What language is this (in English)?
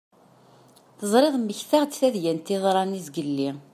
Kabyle